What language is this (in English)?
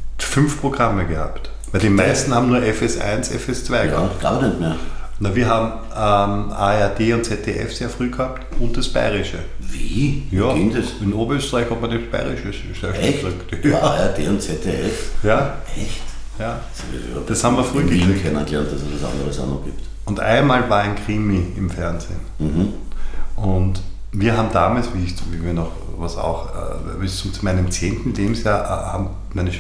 German